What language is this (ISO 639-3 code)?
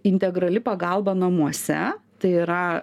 lit